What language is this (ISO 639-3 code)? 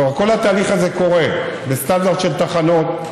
heb